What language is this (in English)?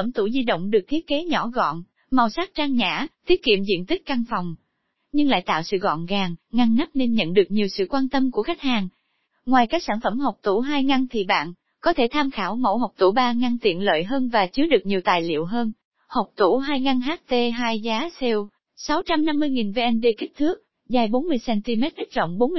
Vietnamese